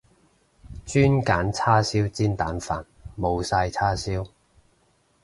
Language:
Cantonese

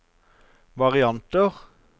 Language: Norwegian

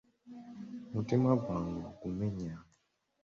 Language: Ganda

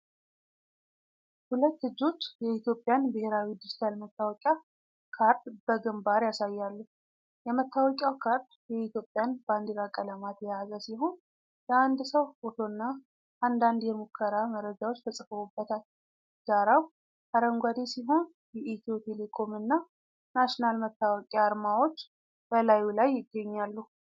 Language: Amharic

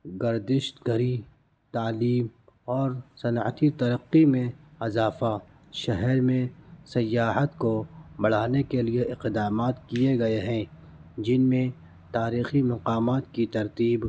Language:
Urdu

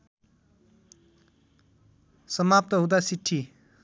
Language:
Nepali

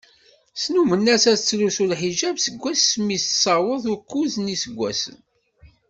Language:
Kabyle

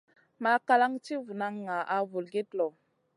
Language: Masana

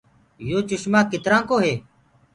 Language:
Gurgula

